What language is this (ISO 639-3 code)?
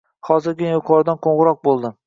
uzb